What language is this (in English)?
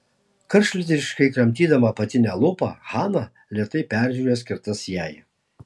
Lithuanian